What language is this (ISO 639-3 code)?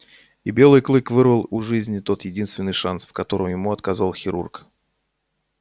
rus